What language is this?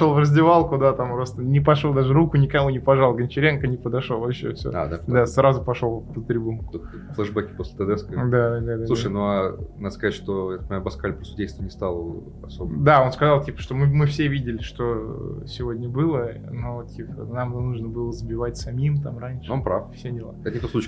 Russian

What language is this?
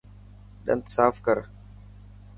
Dhatki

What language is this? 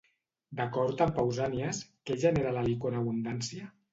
Catalan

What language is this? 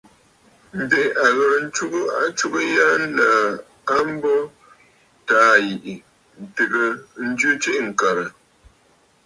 Bafut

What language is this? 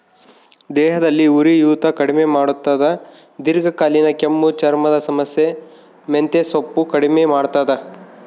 Kannada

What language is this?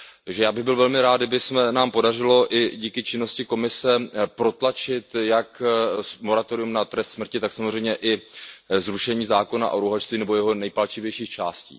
Czech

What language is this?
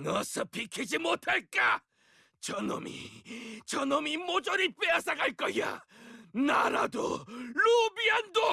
Korean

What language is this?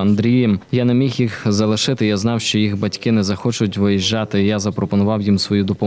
Ukrainian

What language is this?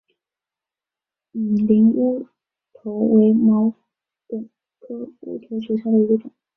Chinese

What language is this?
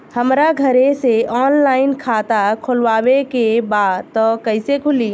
Bhojpuri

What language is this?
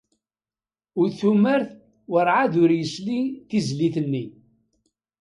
Kabyle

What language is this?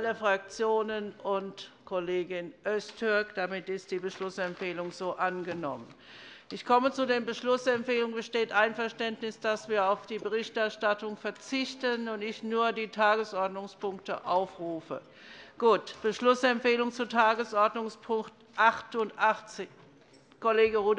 German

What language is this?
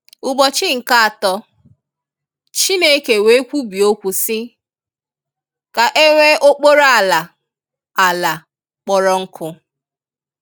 Igbo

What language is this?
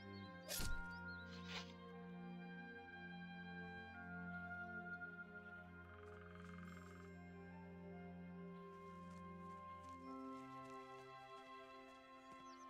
German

